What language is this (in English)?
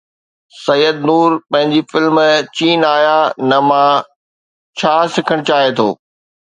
Sindhi